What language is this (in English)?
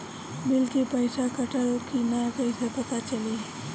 Bhojpuri